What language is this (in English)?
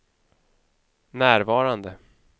Swedish